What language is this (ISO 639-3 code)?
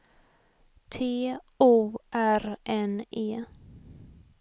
swe